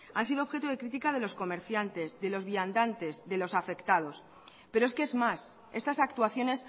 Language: Spanish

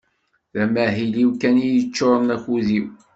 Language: Kabyle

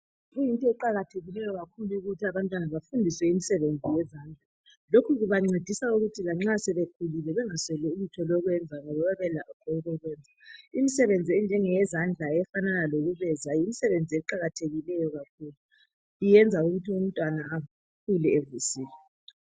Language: North Ndebele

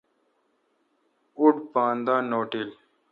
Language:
Kalkoti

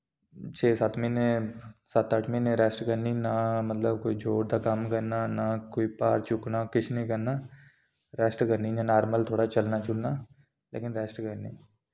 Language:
Dogri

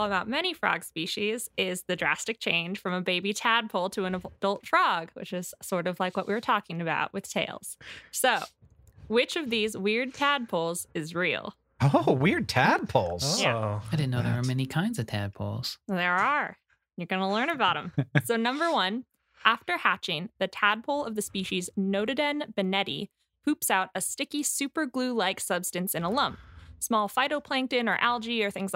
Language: English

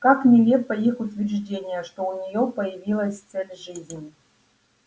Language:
Russian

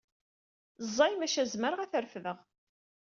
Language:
Kabyle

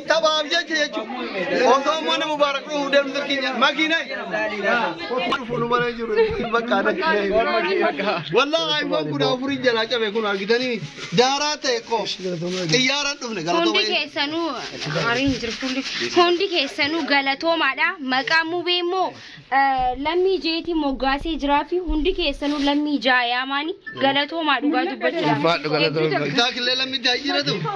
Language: Arabic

